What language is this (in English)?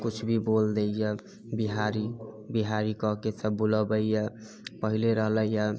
Maithili